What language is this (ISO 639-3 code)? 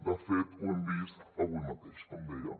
cat